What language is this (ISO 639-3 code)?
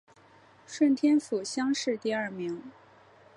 zho